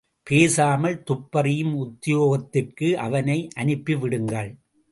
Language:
Tamil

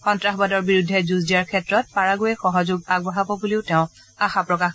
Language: Assamese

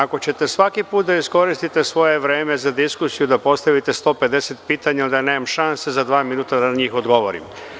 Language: Serbian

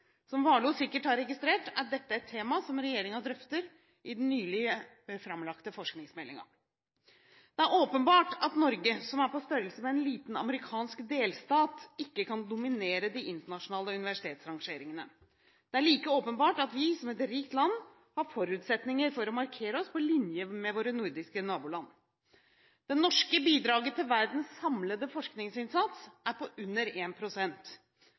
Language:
Norwegian Bokmål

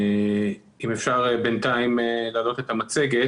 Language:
Hebrew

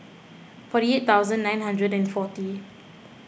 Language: English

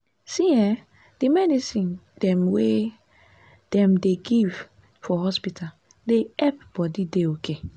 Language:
Nigerian Pidgin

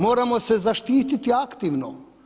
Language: Croatian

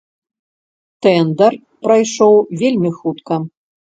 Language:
Belarusian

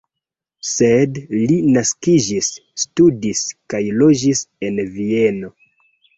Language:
Esperanto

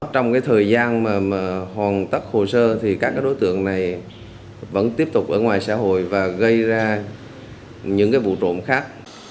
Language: Vietnamese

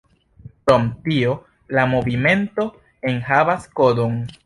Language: Esperanto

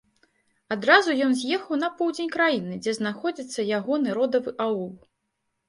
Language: Belarusian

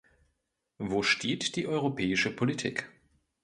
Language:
German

